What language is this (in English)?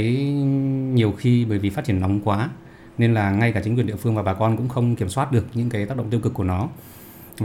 Vietnamese